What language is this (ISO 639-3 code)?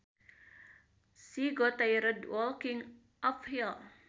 sun